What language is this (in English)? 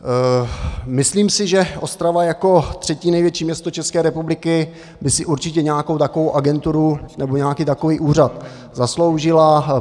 Czech